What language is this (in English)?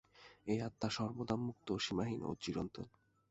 Bangla